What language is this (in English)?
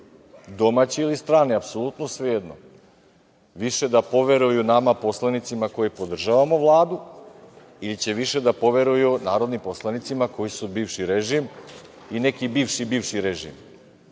Serbian